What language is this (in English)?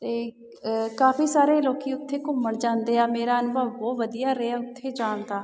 Punjabi